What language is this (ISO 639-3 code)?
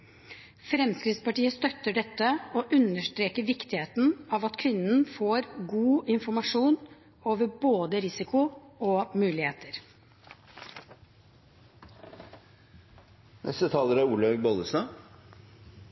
nob